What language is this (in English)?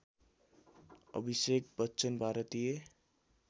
Nepali